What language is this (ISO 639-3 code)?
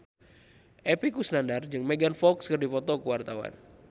sun